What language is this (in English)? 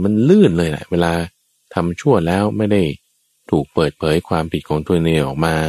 Thai